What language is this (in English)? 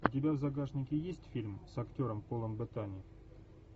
Russian